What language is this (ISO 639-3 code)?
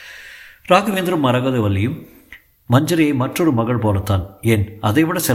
tam